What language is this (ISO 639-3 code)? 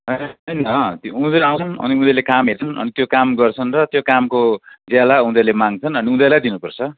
nep